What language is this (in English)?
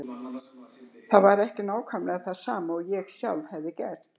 Icelandic